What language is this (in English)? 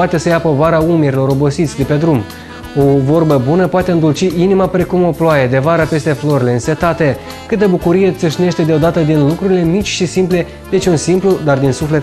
Romanian